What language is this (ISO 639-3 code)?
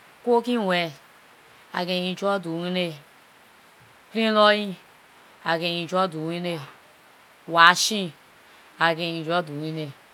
lir